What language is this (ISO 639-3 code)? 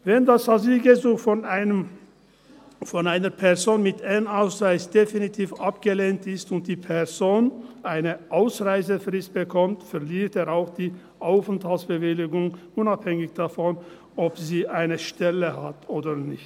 gsw